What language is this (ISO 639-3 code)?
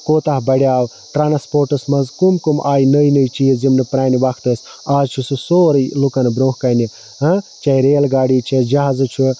kas